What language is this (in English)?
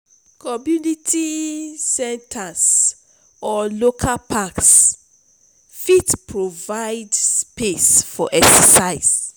Nigerian Pidgin